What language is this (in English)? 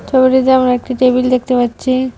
Bangla